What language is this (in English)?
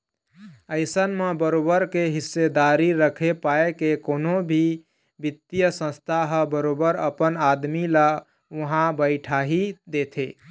Chhattisgarhi